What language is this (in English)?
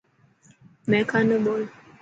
Dhatki